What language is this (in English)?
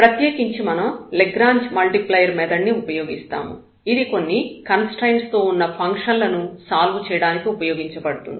Telugu